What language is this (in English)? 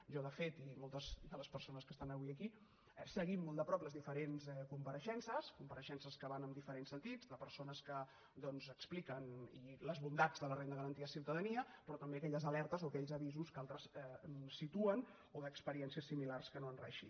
Catalan